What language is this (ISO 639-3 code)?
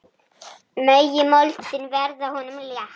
isl